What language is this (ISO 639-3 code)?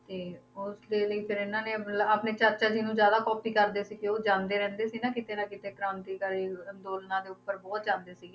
pan